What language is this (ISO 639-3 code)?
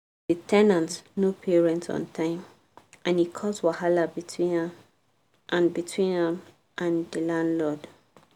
pcm